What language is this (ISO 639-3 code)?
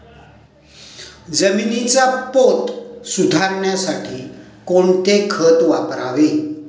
mar